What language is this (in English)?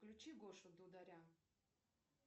Russian